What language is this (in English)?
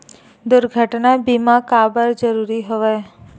Chhattisgarhi